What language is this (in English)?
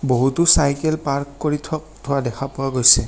Assamese